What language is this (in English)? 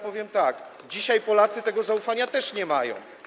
Polish